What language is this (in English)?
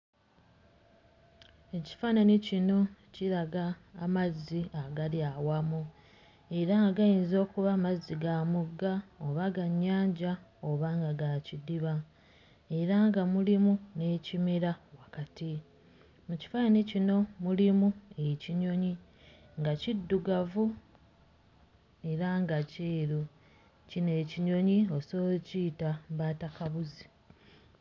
Ganda